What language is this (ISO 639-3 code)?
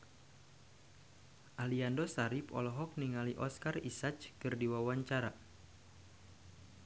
sun